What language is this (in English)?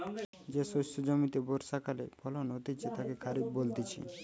Bangla